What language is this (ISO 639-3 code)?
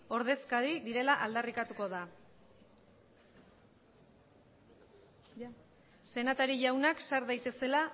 eus